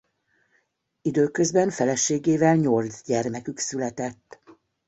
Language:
Hungarian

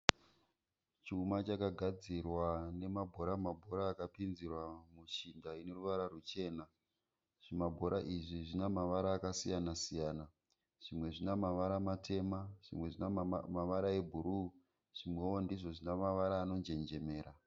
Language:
Shona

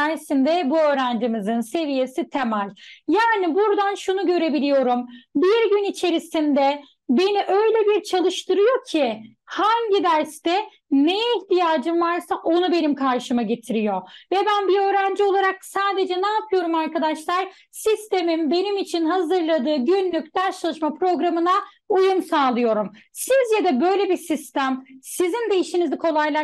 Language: Turkish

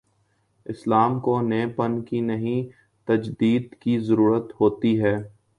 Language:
Urdu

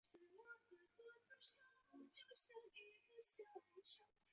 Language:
Chinese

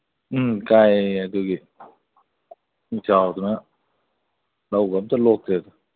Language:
Manipuri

